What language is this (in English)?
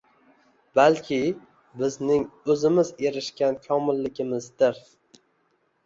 Uzbek